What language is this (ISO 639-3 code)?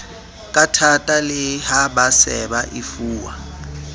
sot